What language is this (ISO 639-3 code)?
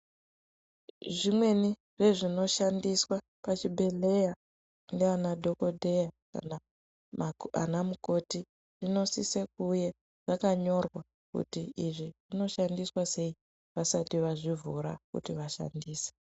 ndc